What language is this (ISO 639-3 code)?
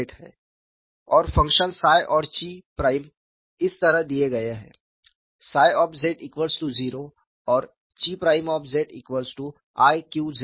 hin